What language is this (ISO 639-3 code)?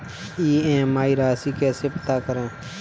hin